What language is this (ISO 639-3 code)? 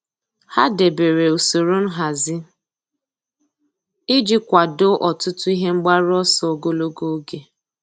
ibo